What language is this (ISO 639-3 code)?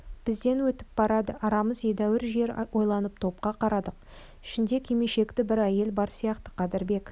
kaz